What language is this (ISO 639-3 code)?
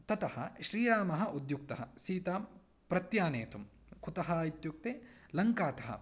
san